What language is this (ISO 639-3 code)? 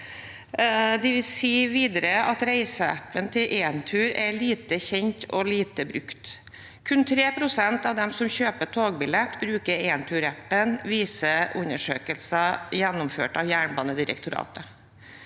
nor